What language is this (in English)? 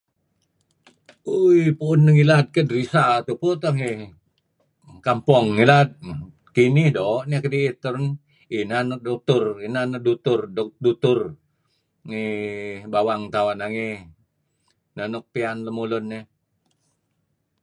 Kelabit